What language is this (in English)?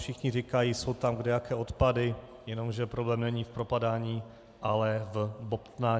Czech